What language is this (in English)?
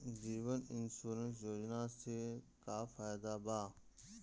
Bhojpuri